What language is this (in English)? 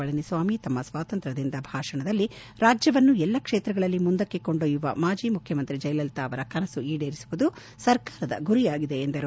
Kannada